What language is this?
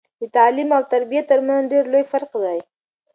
Pashto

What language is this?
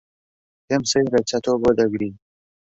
Central Kurdish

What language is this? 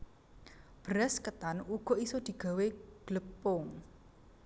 Javanese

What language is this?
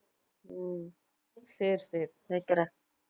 Tamil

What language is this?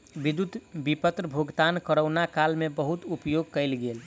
Maithili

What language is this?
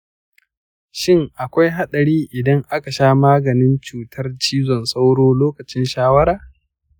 Hausa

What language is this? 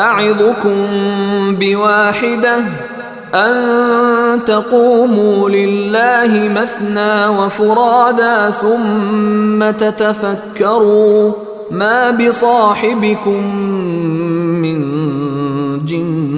Swahili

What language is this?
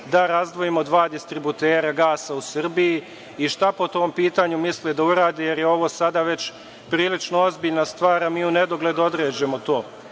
Serbian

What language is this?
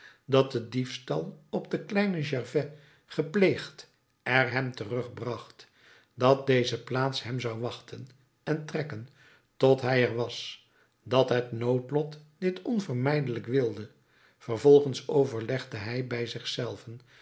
Dutch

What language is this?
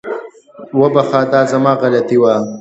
Pashto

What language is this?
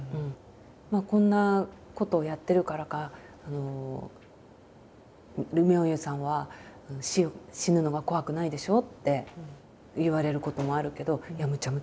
Japanese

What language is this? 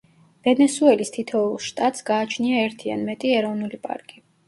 Georgian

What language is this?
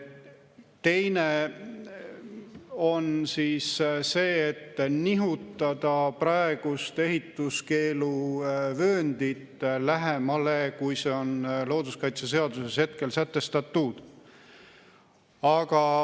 Estonian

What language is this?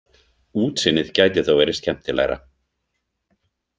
Icelandic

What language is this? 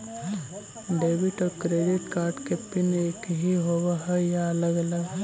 Magahi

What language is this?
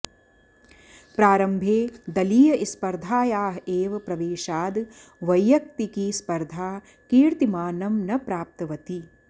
Sanskrit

